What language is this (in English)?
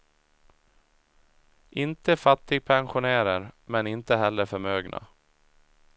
Swedish